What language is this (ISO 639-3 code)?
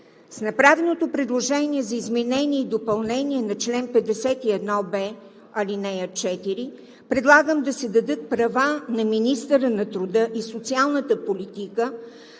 bul